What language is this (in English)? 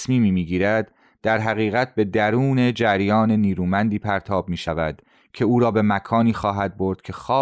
Persian